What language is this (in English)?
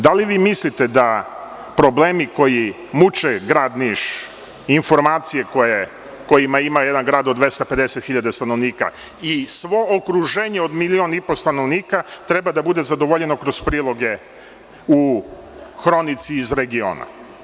Serbian